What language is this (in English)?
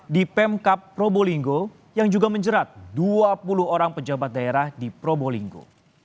Indonesian